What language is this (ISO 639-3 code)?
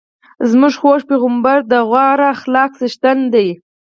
pus